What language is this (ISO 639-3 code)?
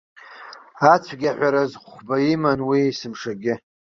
abk